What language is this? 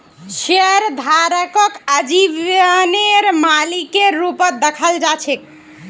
Magahi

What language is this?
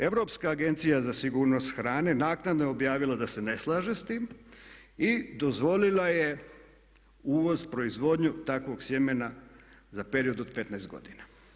Croatian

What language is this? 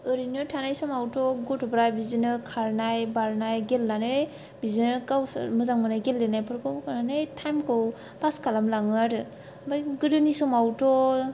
Bodo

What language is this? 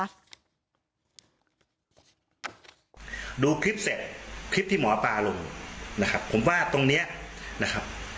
Thai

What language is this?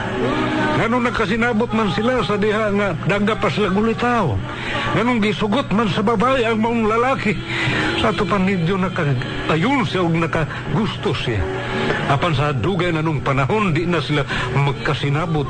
Filipino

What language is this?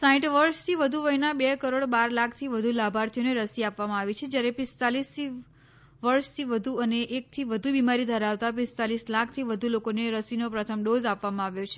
Gujarati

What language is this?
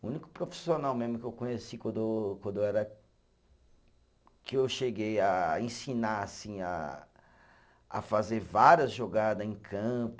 Portuguese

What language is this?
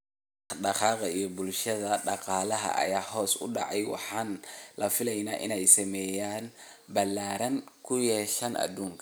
Somali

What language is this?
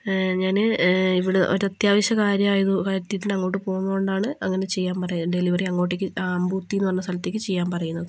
Malayalam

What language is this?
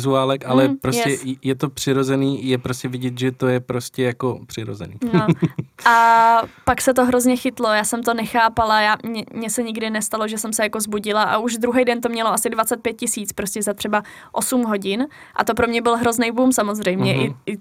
Czech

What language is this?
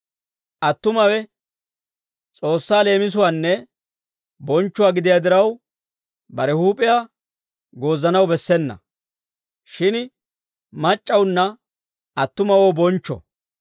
Dawro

